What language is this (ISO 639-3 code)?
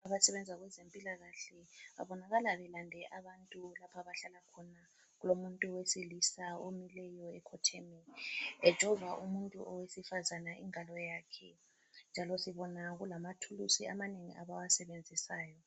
nde